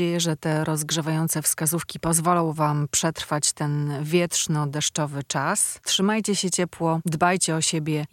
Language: Polish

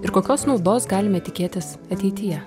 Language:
Lithuanian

